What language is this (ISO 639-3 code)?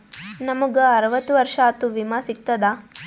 kan